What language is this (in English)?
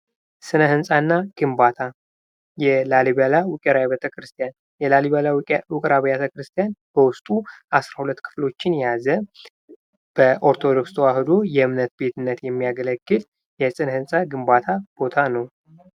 Amharic